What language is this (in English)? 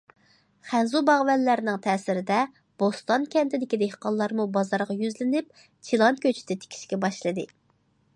Uyghur